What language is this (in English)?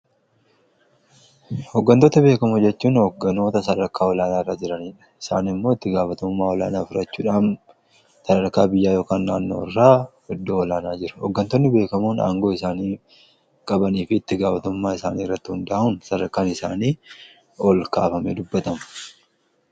Oromo